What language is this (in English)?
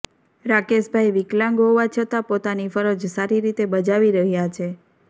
Gujarati